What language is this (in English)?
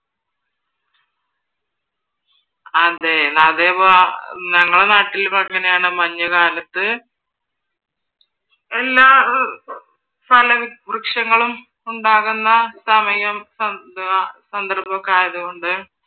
Malayalam